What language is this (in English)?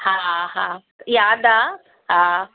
Sindhi